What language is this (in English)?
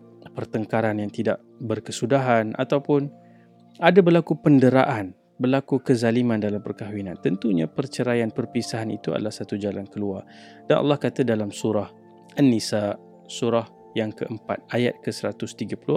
Malay